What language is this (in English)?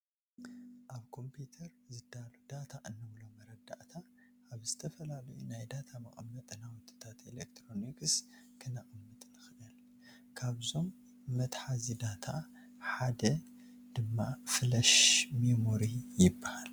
Tigrinya